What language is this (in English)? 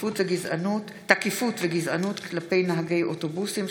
Hebrew